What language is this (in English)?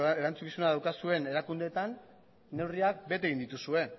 Basque